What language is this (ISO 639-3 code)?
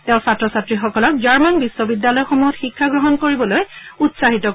asm